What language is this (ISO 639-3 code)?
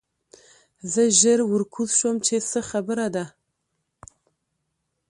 pus